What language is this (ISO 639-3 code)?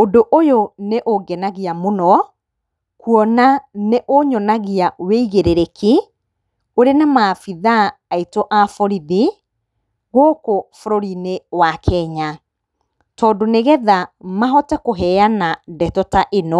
kik